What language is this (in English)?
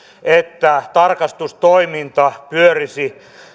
Finnish